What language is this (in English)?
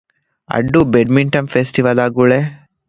Divehi